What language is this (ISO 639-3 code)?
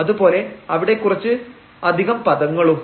mal